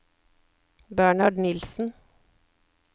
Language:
Norwegian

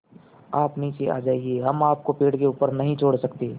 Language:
Hindi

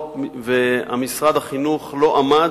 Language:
Hebrew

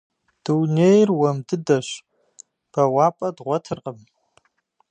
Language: Kabardian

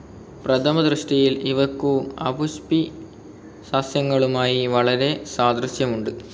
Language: Malayalam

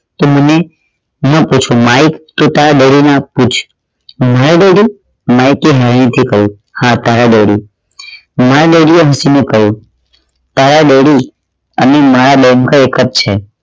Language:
Gujarati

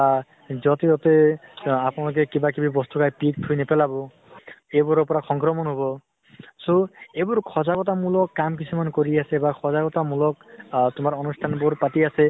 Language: Assamese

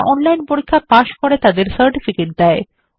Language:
Bangla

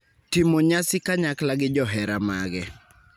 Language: Luo (Kenya and Tanzania)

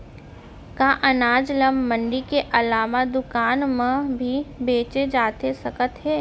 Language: Chhattisgarhi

